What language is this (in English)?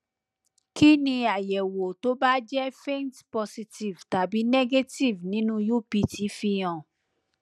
Yoruba